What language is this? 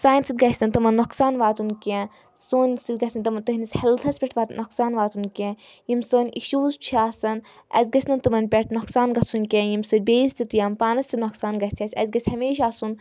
Kashmiri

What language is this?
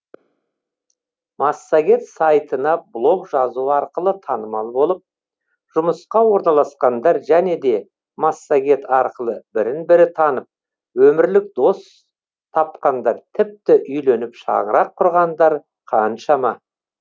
Kazakh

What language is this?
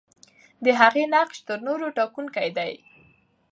Pashto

